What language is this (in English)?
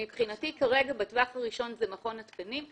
Hebrew